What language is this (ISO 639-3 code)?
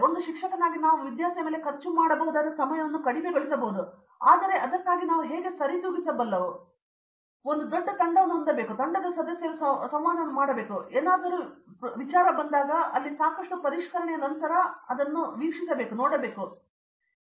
kan